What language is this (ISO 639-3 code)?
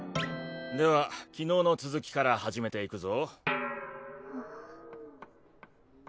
jpn